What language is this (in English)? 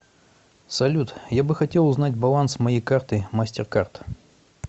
Russian